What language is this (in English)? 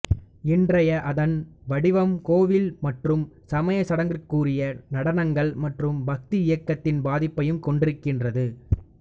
Tamil